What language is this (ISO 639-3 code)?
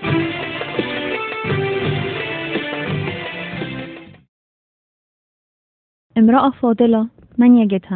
ara